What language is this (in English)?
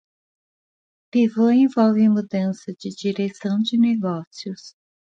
Portuguese